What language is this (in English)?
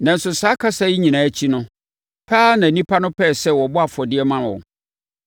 Akan